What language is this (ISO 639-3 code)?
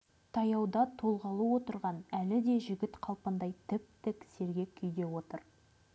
kaz